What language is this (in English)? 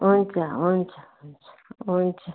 Nepali